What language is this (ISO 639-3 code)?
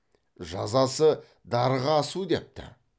kaz